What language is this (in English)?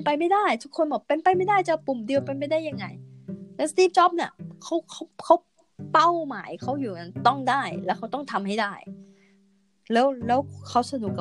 Thai